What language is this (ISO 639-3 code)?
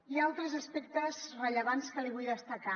cat